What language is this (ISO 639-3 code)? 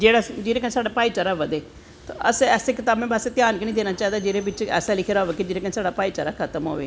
doi